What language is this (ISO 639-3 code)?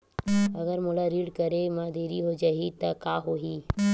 hne